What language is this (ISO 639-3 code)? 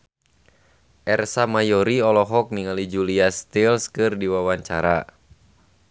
sun